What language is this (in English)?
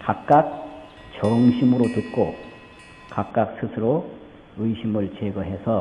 Korean